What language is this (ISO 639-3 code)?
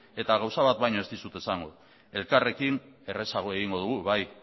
eus